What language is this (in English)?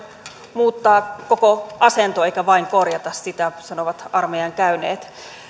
Finnish